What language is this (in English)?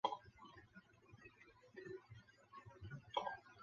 Chinese